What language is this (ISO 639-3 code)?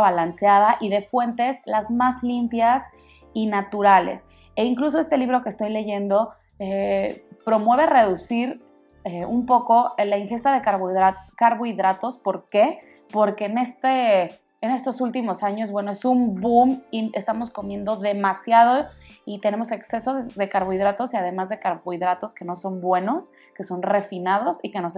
spa